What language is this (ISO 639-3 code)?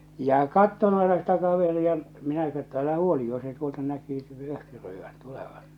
fin